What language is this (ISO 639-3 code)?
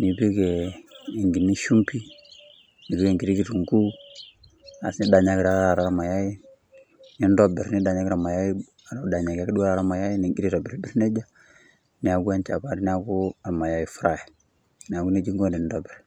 mas